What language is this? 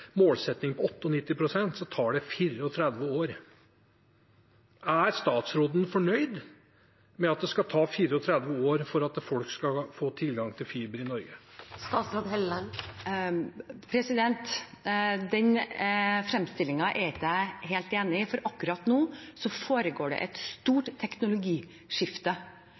Norwegian Bokmål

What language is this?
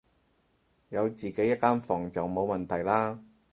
Cantonese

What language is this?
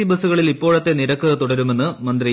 Malayalam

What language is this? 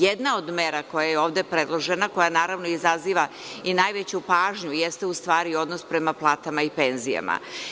Serbian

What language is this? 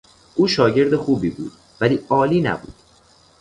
Persian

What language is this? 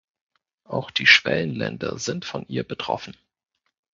German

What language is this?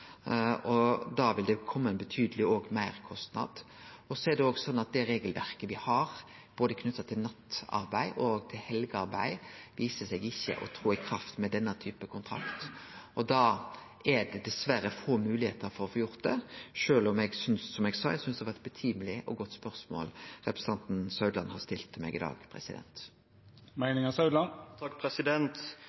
Norwegian Nynorsk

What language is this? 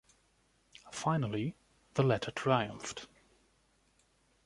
English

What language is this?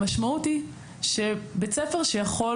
Hebrew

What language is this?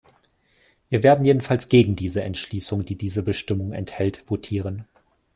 German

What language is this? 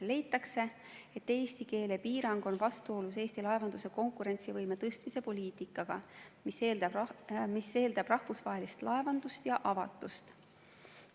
Estonian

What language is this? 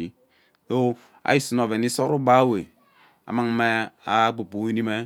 Ubaghara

